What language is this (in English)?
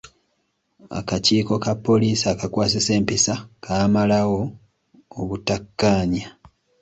Ganda